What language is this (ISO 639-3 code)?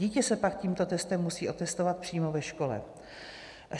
ces